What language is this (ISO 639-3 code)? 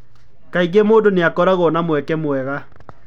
kik